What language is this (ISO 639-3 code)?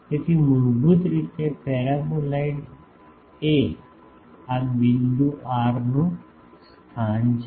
guj